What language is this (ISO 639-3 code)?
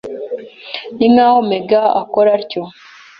kin